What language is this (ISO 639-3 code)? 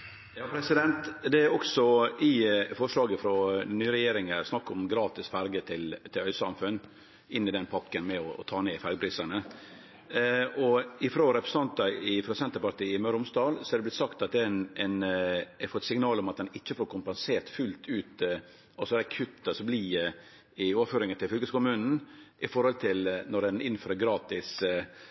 nno